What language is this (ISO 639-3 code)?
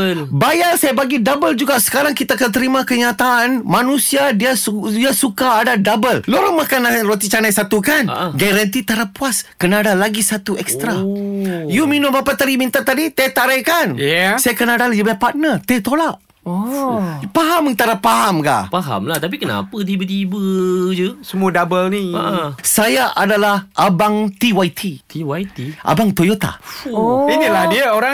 msa